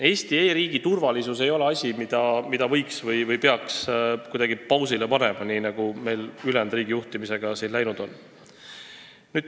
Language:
Estonian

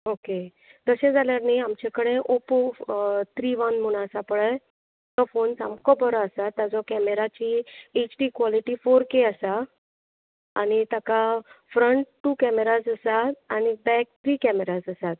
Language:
Konkani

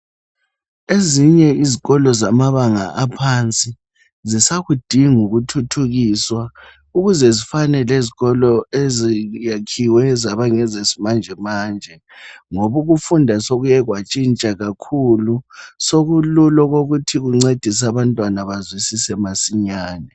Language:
North Ndebele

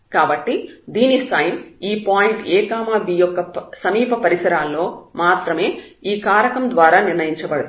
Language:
Telugu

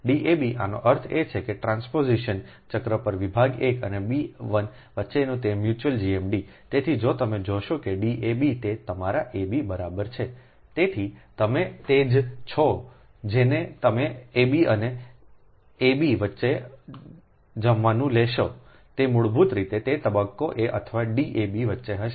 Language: Gujarati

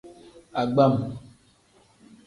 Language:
Tem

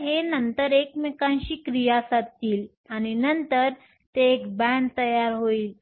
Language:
Marathi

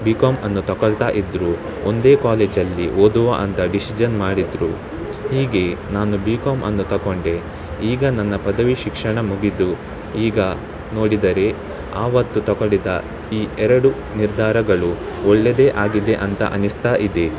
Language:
Kannada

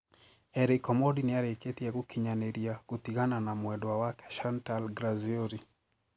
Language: Kikuyu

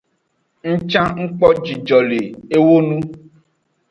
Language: Aja (Benin)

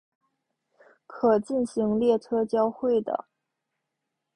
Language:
Chinese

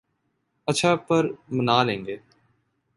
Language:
Urdu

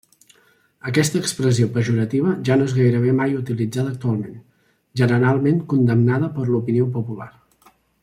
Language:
Catalan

